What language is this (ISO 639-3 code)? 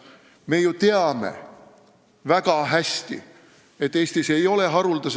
est